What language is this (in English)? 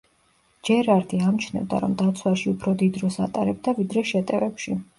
Georgian